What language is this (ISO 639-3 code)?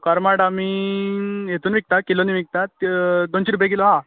kok